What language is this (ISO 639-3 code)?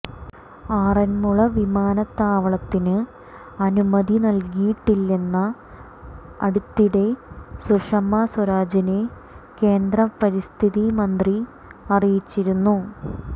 mal